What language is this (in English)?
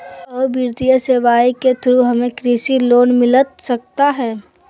Magahi